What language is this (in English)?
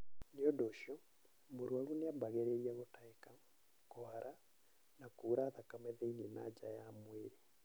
Kikuyu